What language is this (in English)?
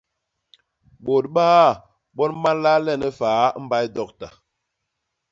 Basaa